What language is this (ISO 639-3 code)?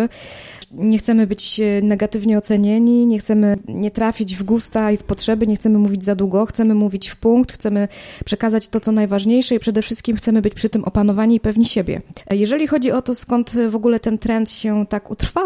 pol